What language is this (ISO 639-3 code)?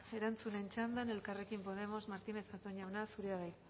eus